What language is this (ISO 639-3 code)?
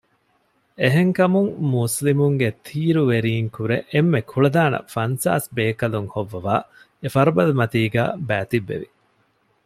div